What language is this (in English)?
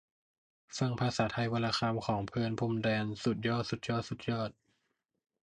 Thai